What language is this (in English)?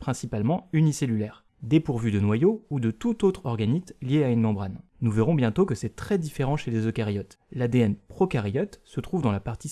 French